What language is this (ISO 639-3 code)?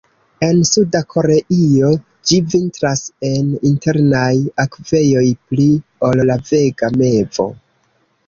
epo